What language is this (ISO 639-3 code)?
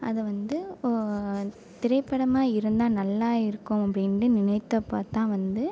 tam